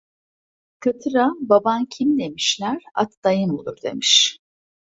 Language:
Turkish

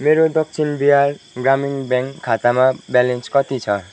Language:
Nepali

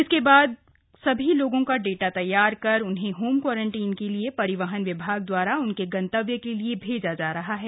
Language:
Hindi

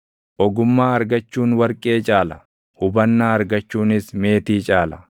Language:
Oromo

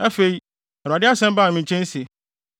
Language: Akan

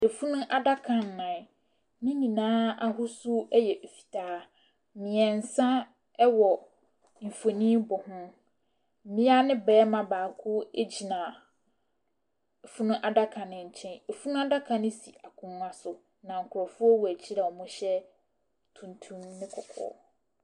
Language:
Akan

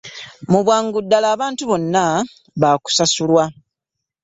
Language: Ganda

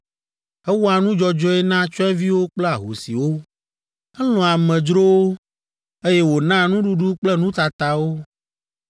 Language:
Ewe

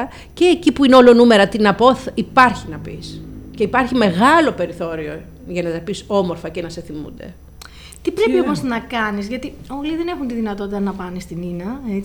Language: Greek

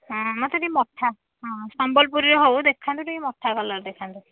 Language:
Odia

